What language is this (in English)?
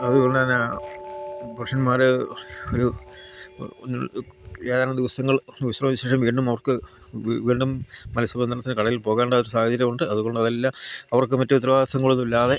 Malayalam